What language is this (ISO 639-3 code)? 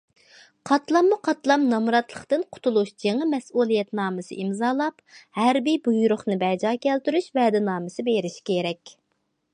uig